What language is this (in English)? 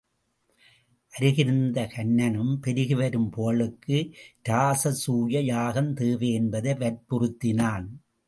Tamil